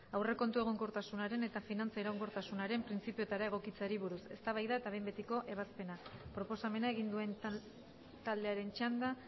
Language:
Basque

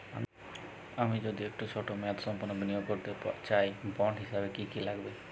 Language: Bangla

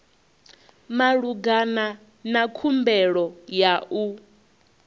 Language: Venda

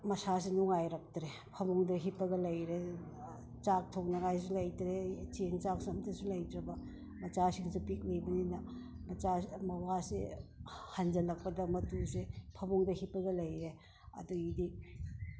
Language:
Manipuri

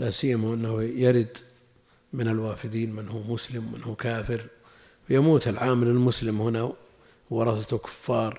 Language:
Arabic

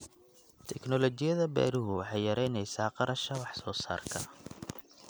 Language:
Somali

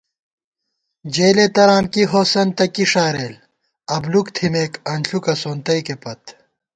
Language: Gawar-Bati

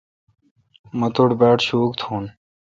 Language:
Kalkoti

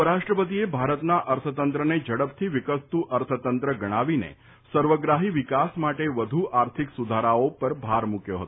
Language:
Gujarati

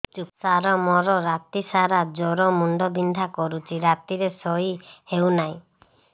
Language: Odia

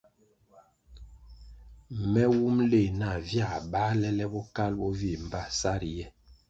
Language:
Kwasio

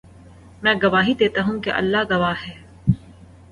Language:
Urdu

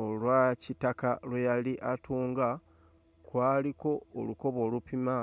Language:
Ganda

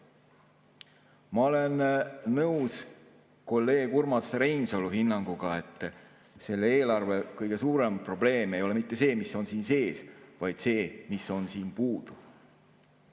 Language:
Estonian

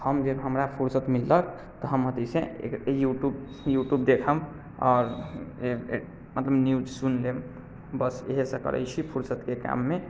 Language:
Maithili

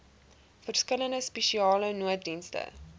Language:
Afrikaans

